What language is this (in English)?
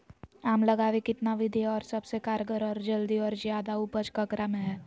Magahi